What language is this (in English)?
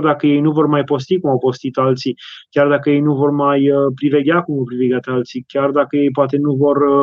Romanian